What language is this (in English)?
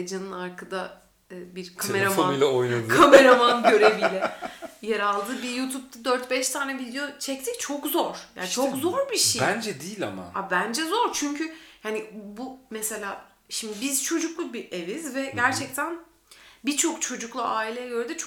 Turkish